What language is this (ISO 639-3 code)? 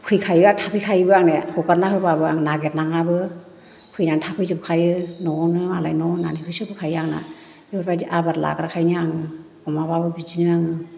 brx